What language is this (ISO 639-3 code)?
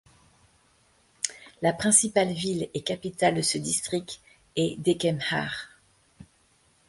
fra